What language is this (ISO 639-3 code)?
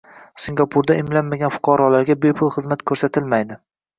uzb